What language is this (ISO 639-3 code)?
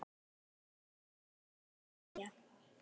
isl